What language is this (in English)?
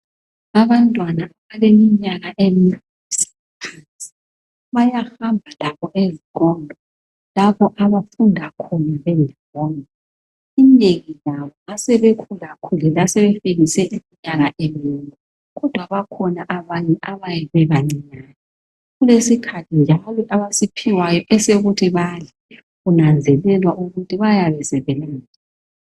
North Ndebele